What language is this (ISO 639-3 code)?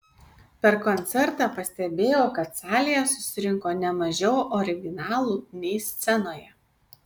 lit